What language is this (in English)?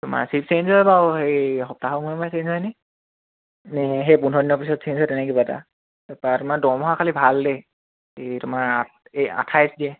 Assamese